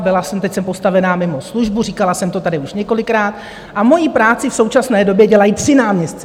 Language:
Czech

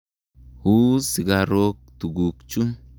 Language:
Kalenjin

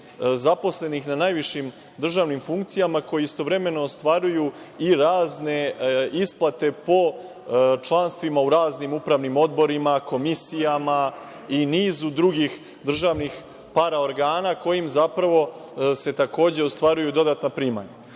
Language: Serbian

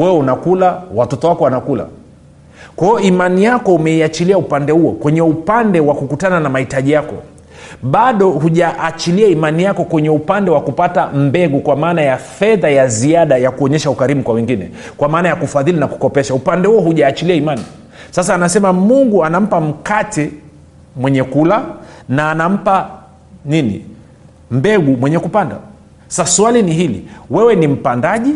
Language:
Swahili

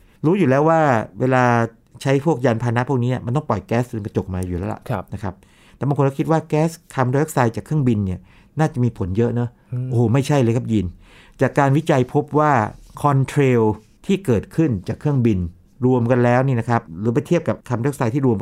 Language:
Thai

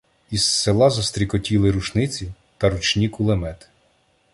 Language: Ukrainian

